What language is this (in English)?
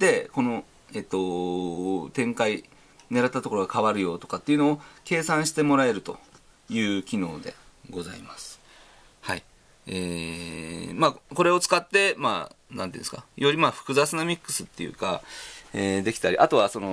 Japanese